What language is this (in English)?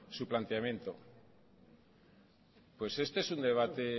Spanish